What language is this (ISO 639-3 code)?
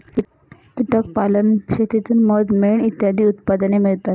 mar